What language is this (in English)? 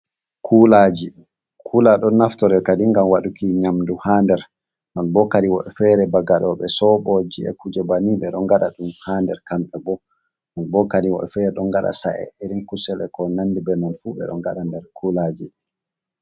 Fula